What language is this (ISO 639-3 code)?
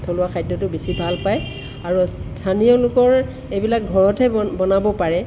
asm